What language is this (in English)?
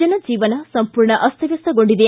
Kannada